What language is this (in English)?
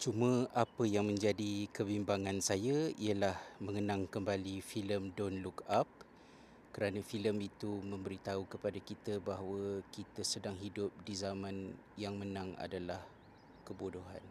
Malay